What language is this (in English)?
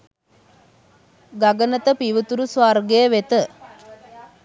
Sinhala